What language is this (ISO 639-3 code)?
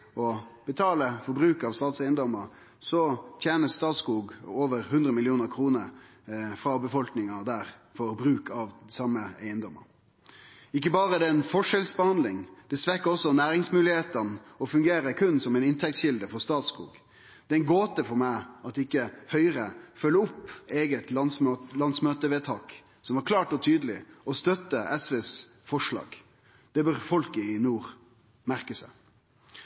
nno